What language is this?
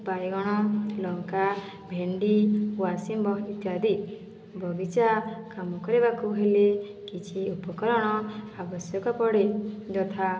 Odia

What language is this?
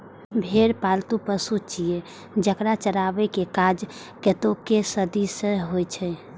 Maithili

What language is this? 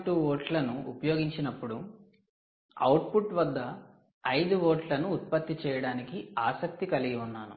Telugu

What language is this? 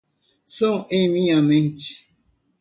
Portuguese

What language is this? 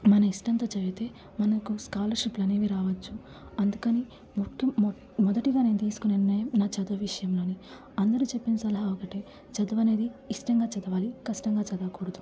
Telugu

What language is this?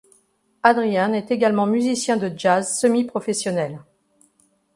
French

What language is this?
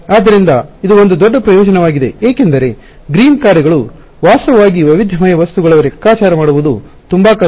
Kannada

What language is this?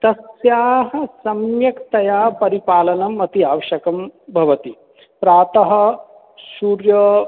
Sanskrit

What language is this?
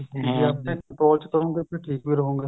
Punjabi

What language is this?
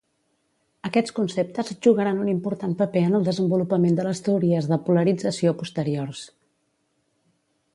Catalan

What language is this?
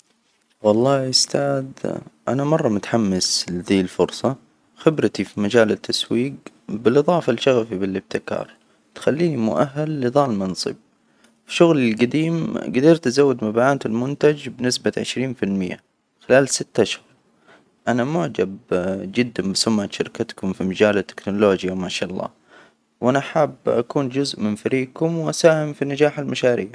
Hijazi Arabic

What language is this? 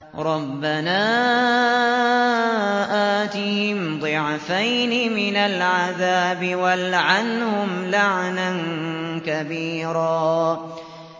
Arabic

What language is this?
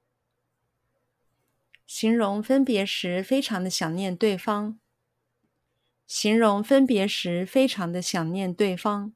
Chinese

